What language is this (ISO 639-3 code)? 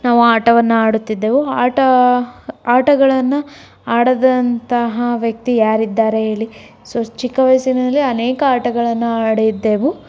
kan